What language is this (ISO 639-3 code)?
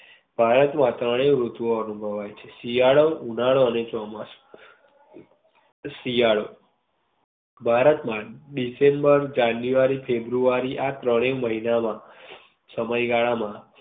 guj